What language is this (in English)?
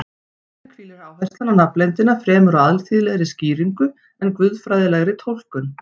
Icelandic